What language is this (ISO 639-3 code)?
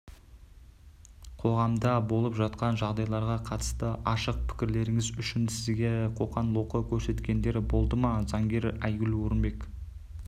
kaz